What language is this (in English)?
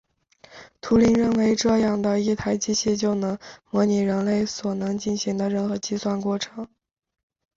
Chinese